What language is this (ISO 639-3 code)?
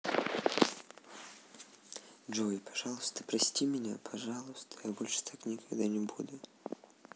rus